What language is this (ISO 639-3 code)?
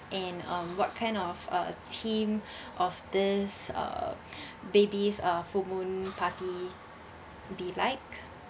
eng